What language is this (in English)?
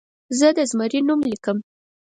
Pashto